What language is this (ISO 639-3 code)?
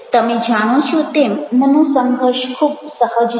guj